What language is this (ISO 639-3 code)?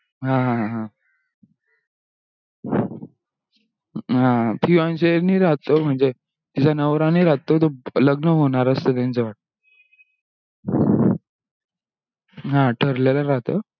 mar